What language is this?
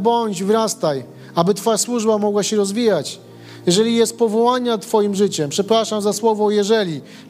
Polish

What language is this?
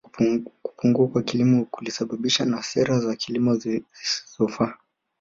Swahili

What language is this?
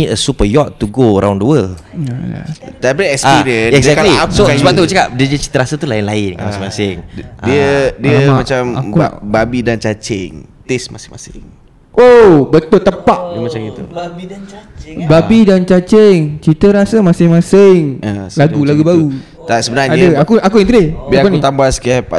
Malay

